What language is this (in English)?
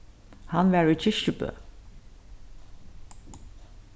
Faroese